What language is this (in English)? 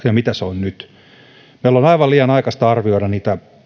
Finnish